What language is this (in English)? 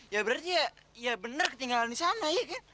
Indonesian